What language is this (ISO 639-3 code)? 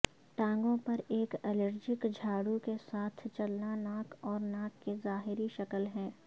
urd